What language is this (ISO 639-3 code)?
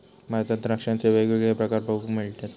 mar